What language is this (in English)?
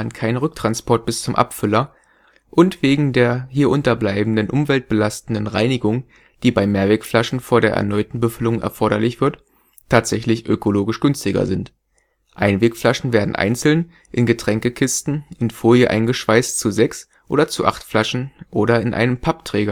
German